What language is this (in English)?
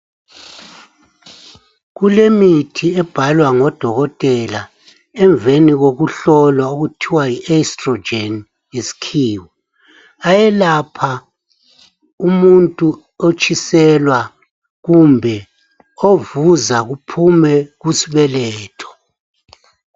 North Ndebele